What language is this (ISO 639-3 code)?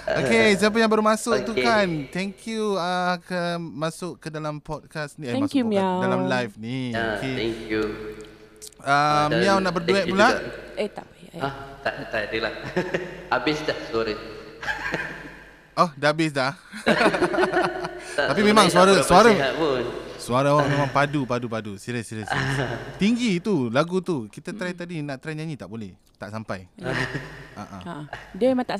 msa